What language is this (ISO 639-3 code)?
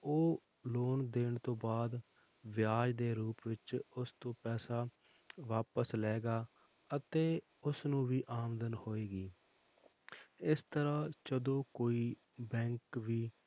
pan